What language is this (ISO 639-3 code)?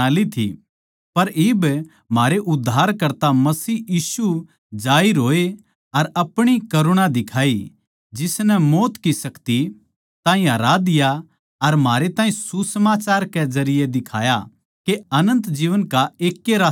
bgc